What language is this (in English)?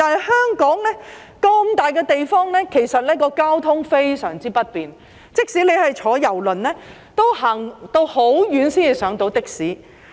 Cantonese